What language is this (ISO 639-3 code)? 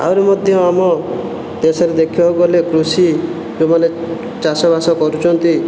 ori